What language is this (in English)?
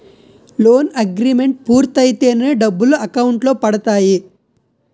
Telugu